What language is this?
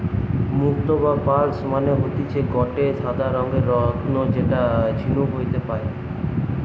Bangla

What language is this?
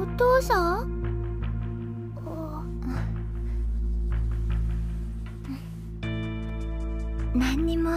Japanese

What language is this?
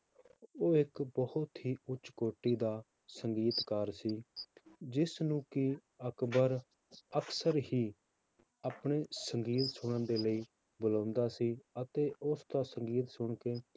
Punjabi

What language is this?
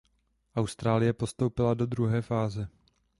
Czech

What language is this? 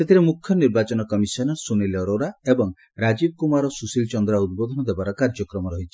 Odia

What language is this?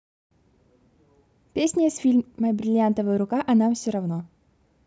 Russian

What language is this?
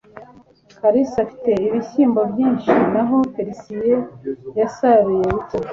Kinyarwanda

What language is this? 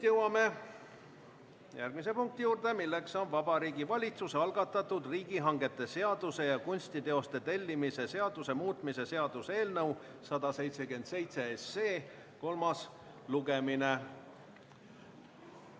Estonian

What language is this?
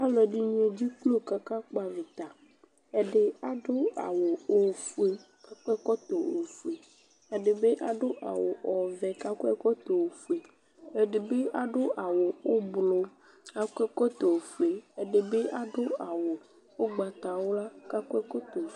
Ikposo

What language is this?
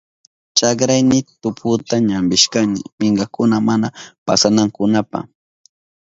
Southern Pastaza Quechua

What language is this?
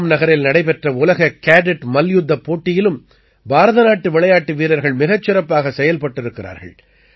Tamil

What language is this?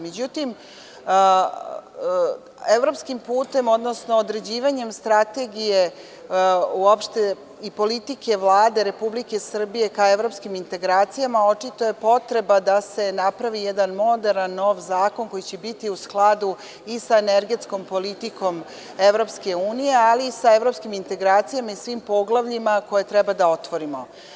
Serbian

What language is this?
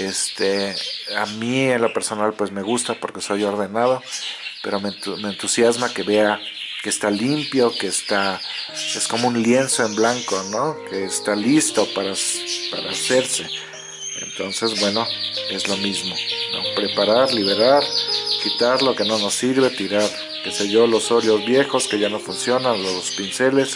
Spanish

